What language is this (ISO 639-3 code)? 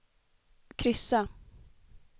swe